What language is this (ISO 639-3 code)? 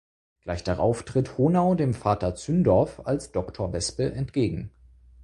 deu